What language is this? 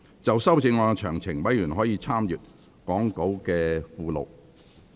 Cantonese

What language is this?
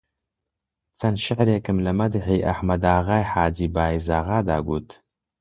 Central Kurdish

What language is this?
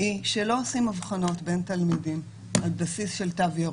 Hebrew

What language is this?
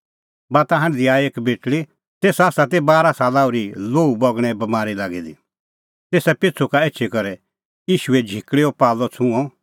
Kullu Pahari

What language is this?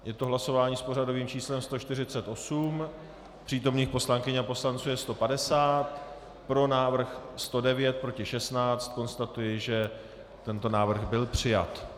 Czech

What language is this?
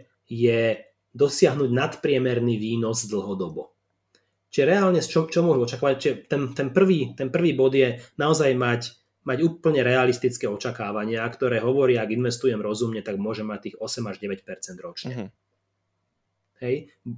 Slovak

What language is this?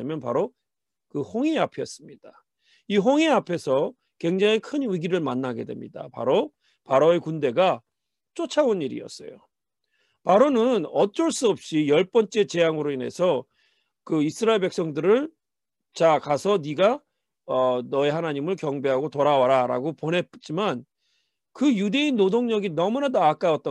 Korean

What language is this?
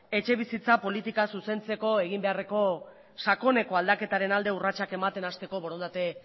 Basque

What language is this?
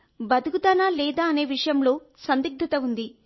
Telugu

